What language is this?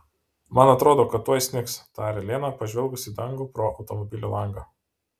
Lithuanian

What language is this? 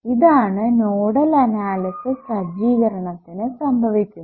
Malayalam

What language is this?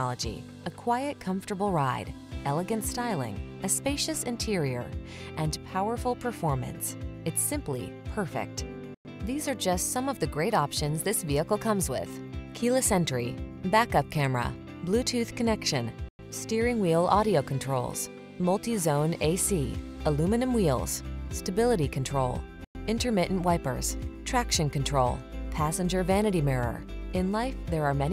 English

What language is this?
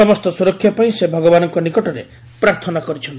Odia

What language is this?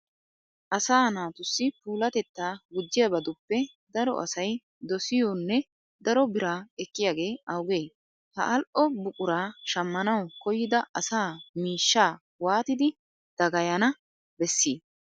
Wolaytta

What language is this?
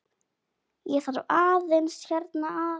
Icelandic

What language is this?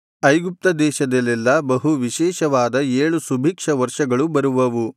Kannada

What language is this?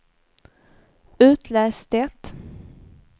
Swedish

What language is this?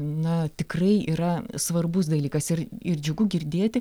Lithuanian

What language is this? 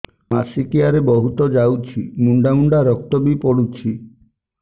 Odia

